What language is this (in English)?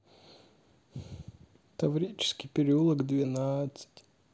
Russian